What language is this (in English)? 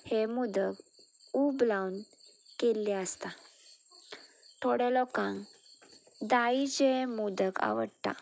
Konkani